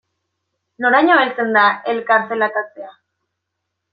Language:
Basque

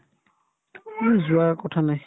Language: Assamese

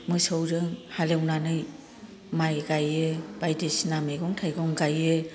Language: Bodo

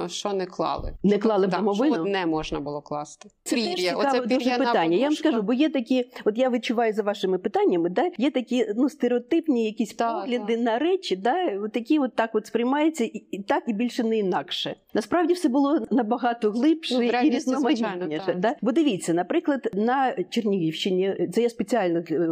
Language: Ukrainian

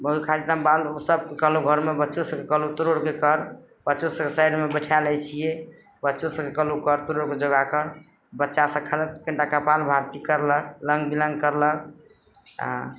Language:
Maithili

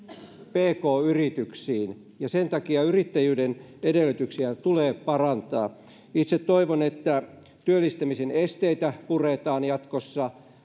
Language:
Finnish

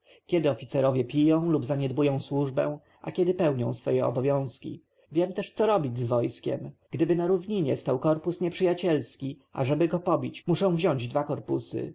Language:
Polish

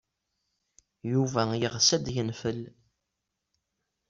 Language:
Kabyle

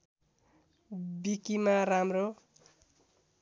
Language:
Nepali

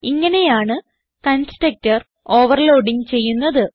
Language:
Malayalam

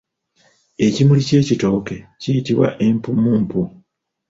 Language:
Ganda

